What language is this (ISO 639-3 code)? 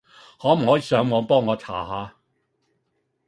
yue